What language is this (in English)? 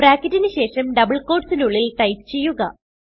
Malayalam